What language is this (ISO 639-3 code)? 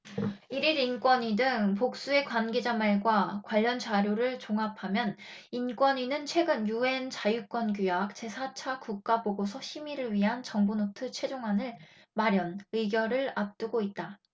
kor